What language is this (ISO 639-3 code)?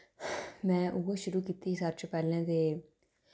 doi